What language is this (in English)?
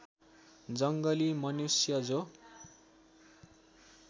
Nepali